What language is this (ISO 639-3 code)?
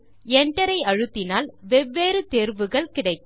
tam